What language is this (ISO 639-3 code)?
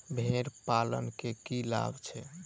mai